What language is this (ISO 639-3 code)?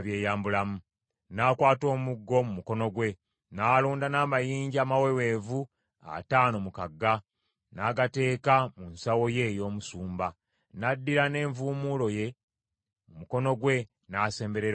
lug